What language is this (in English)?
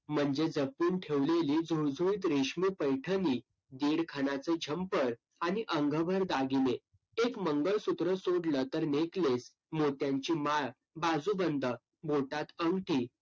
Marathi